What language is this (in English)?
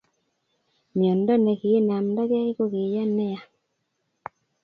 Kalenjin